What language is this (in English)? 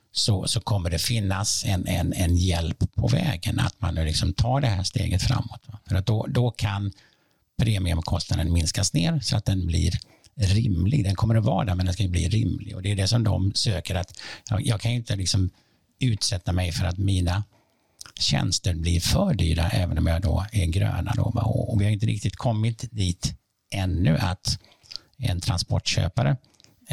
Swedish